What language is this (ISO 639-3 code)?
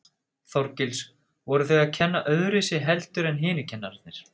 isl